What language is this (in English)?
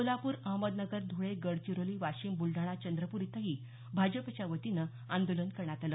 Marathi